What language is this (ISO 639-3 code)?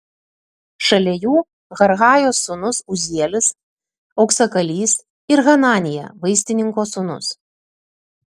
lit